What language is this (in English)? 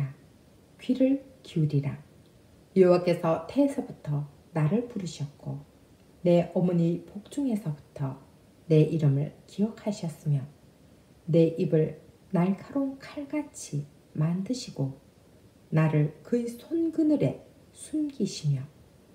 Korean